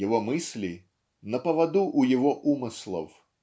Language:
Russian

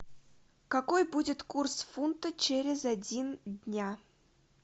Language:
Russian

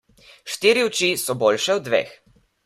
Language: Slovenian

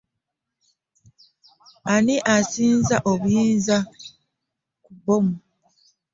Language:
Ganda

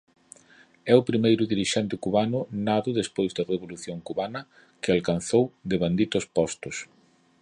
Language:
Galician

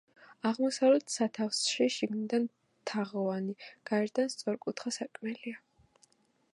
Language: Georgian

